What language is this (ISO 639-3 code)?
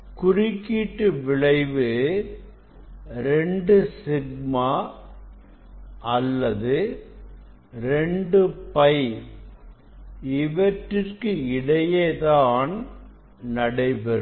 tam